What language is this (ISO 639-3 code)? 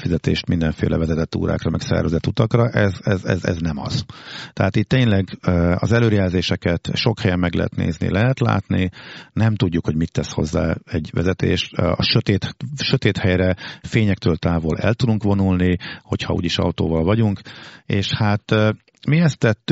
hun